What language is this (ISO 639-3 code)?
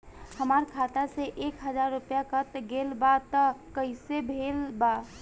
bho